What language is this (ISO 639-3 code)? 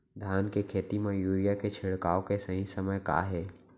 hne